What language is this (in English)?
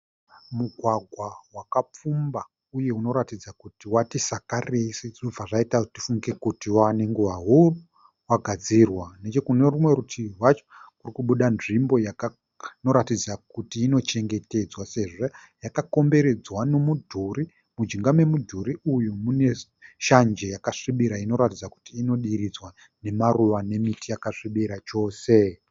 Shona